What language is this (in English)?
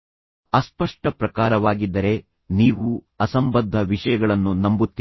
Kannada